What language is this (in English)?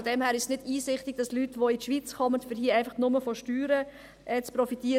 Swiss German